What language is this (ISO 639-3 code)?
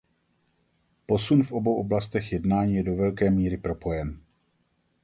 ces